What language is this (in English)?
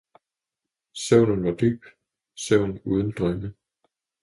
Danish